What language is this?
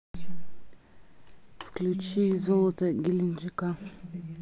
Russian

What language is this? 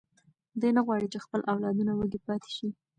Pashto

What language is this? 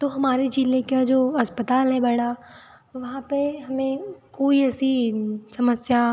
Hindi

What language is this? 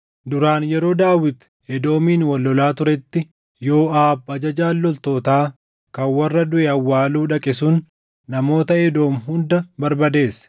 Oromo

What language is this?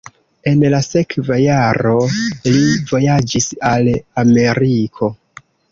Esperanto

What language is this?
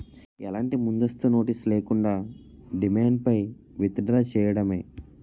Telugu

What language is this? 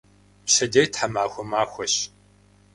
Kabardian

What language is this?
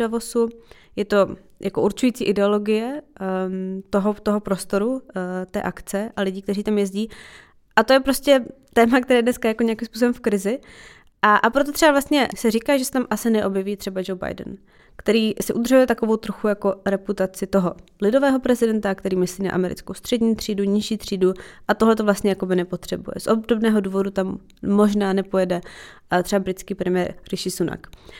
Czech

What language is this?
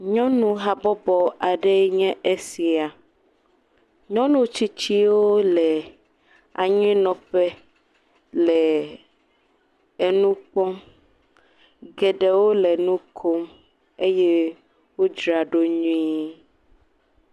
Ewe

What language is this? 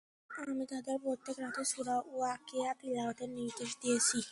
Bangla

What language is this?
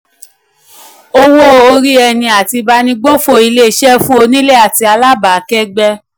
Yoruba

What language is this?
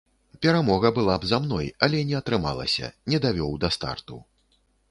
Belarusian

